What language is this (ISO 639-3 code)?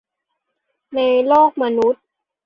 tha